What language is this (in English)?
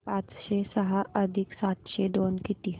Marathi